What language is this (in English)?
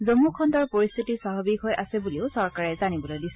Assamese